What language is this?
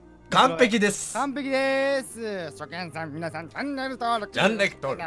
Japanese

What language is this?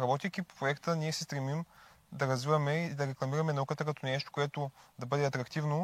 Bulgarian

